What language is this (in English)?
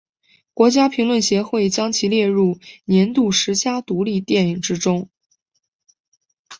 Chinese